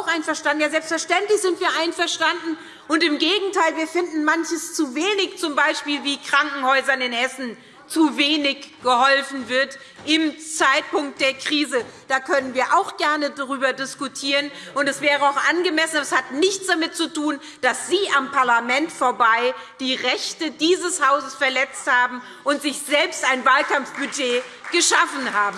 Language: German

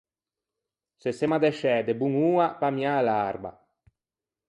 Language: Ligurian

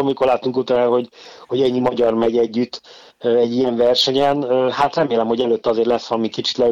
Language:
Hungarian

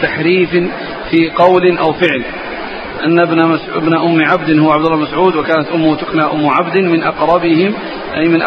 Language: Arabic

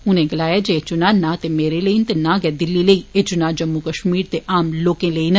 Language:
Dogri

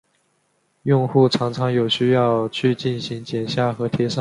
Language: Chinese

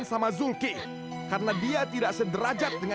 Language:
Indonesian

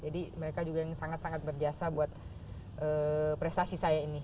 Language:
Indonesian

